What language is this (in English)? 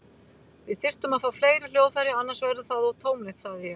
Icelandic